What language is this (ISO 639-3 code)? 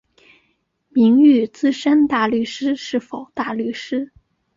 zho